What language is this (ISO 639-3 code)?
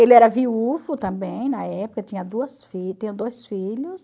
por